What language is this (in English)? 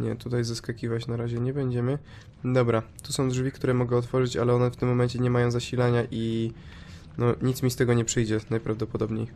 Polish